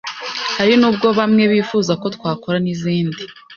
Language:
Kinyarwanda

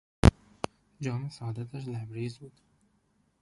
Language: Persian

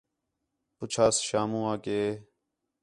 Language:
Khetrani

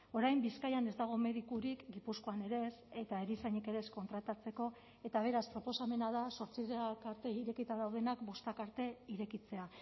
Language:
Basque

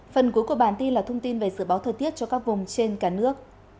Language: Vietnamese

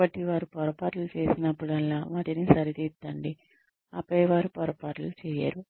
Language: Telugu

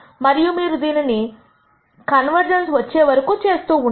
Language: Telugu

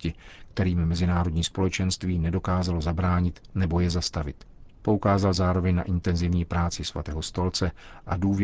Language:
Czech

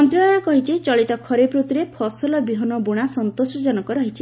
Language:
Odia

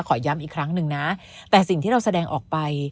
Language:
Thai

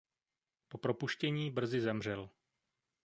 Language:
Czech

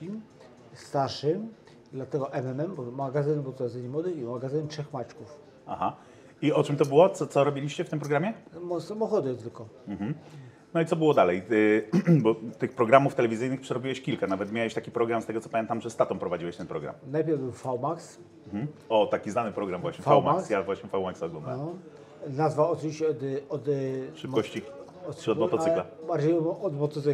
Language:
Polish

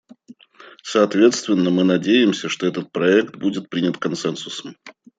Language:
Russian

